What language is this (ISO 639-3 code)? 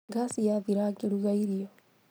kik